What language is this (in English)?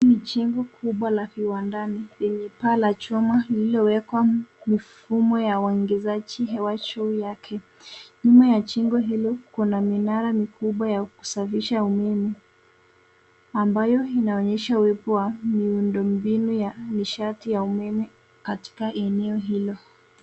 Swahili